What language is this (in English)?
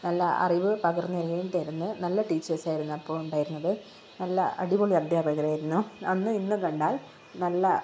Malayalam